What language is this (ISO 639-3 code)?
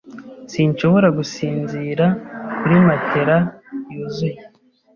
kin